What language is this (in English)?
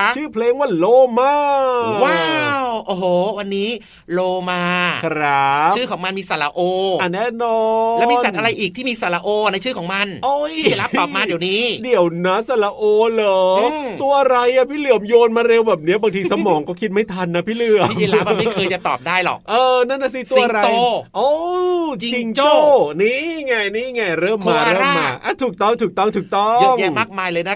Thai